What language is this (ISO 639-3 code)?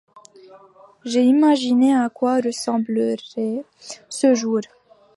fra